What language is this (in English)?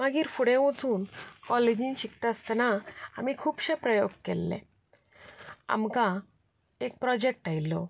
Konkani